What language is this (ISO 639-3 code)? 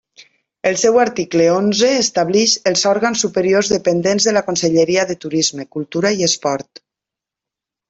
cat